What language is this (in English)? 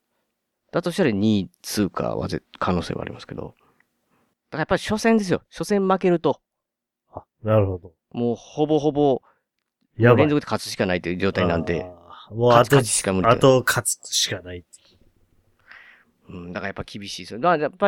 Japanese